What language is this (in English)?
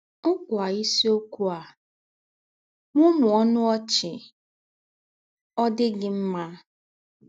Igbo